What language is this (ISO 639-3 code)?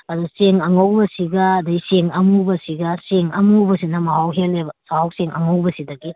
mni